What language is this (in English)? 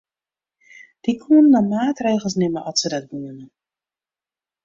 Western Frisian